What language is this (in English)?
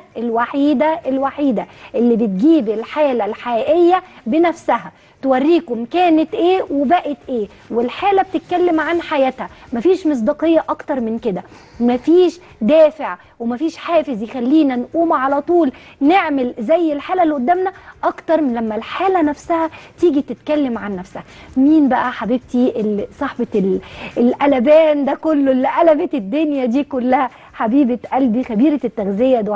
Arabic